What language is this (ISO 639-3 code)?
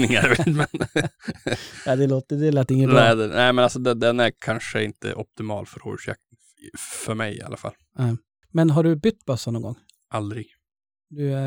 swe